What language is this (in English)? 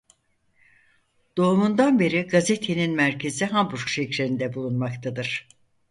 Turkish